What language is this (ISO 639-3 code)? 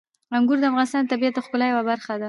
pus